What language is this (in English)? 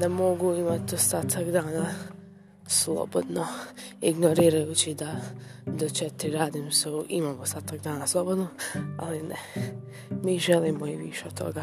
Croatian